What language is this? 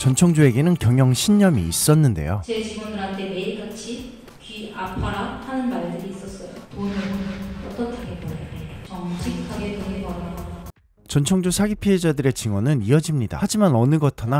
Korean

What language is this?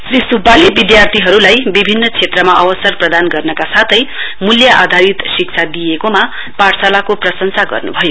Nepali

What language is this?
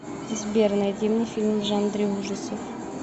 Russian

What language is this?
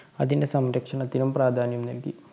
Malayalam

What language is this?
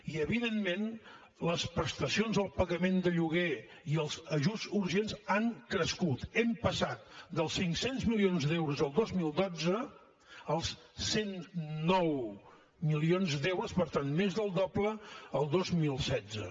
Catalan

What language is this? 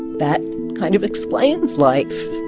English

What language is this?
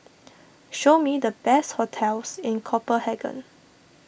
English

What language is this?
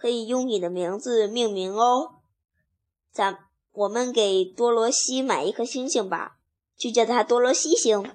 Chinese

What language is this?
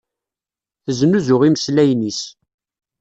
Kabyle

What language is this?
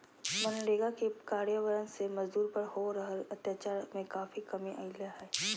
Magahi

